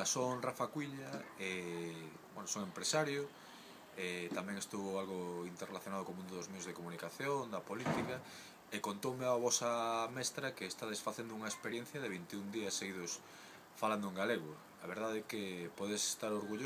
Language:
Spanish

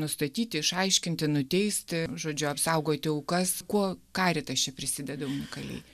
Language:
Lithuanian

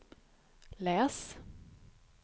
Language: Swedish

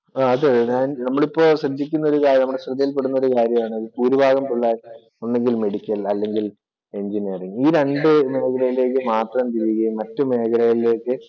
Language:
Malayalam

